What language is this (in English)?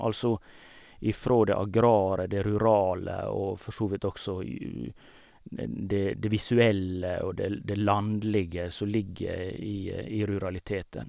Norwegian